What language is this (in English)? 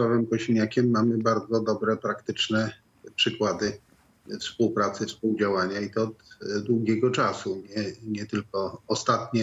Polish